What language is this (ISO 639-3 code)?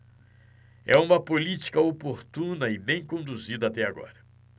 por